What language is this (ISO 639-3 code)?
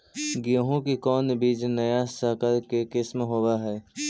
mag